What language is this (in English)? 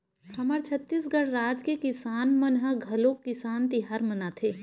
Chhattisgarhi